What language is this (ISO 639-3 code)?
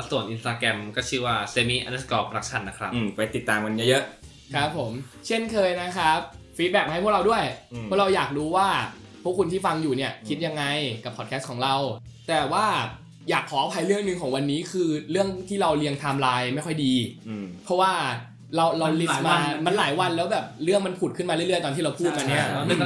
tha